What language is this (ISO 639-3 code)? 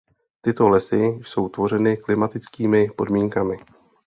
ces